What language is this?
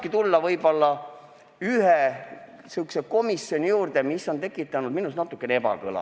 Estonian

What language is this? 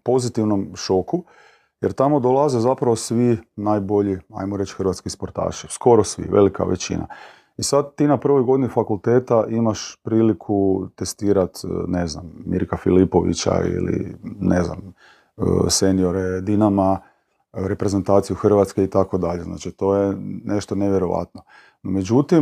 Croatian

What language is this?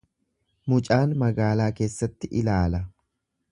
Oromo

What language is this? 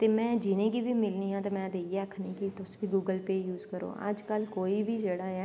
Dogri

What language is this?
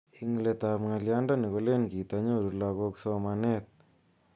Kalenjin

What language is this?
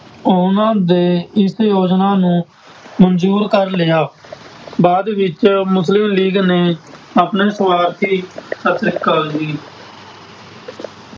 Punjabi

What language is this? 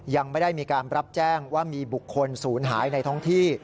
Thai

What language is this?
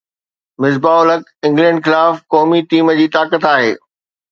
Sindhi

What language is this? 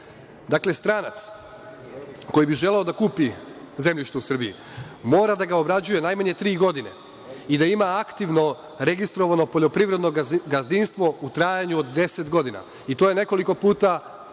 Serbian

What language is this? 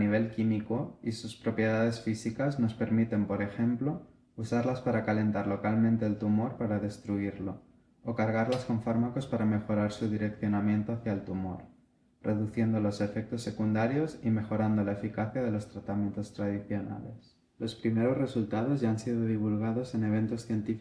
Spanish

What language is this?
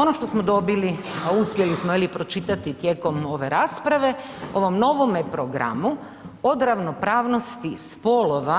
Croatian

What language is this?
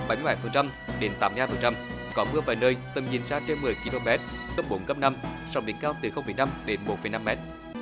Vietnamese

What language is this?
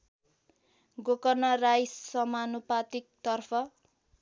Nepali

